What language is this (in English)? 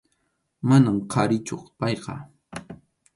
Arequipa-La Unión Quechua